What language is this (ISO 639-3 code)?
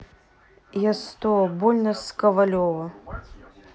rus